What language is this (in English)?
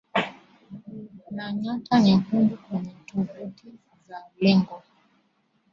Swahili